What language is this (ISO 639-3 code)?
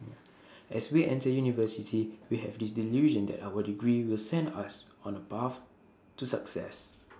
eng